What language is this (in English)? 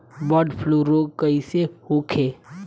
Bhojpuri